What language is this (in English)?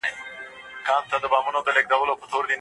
Pashto